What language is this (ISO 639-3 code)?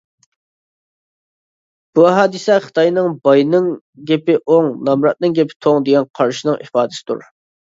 uig